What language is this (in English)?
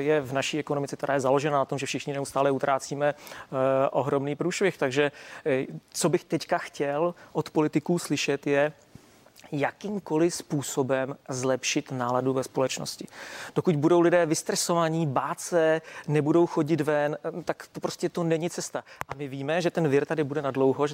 Czech